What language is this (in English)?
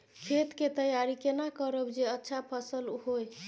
Maithili